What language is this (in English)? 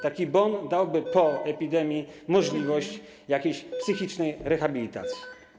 Polish